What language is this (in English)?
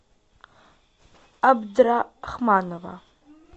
Russian